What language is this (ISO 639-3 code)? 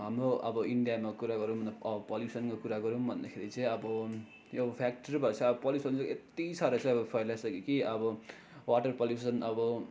nep